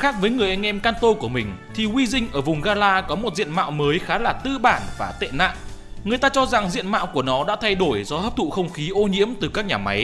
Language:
Vietnamese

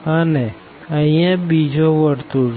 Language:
Gujarati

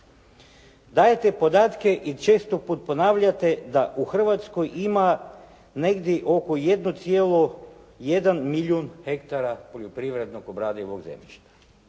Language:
Croatian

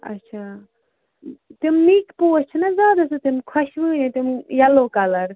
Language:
Kashmiri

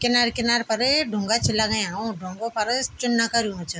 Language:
Garhwali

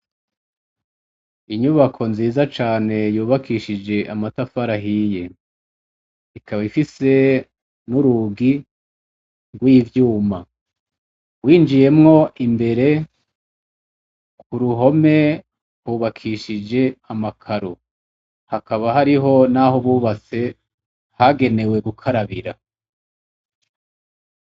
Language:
Rundi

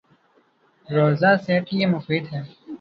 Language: Urdu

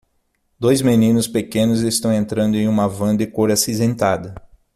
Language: Portuguese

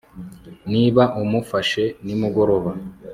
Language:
Kinyarwanda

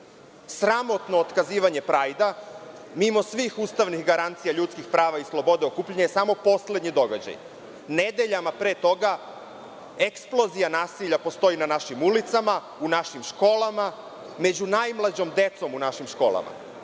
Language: Serbian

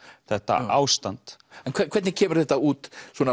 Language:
Icelandic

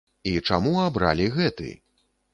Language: Belarusian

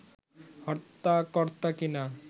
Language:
Bangla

